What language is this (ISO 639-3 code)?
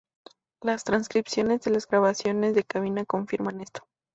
spa